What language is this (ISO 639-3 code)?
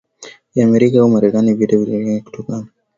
swa